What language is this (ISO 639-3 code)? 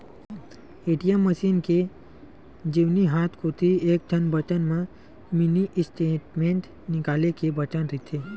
hne